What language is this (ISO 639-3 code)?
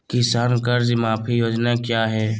mag